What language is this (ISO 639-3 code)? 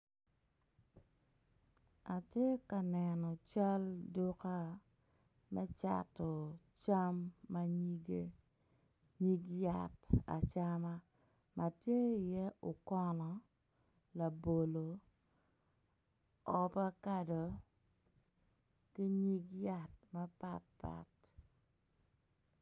ach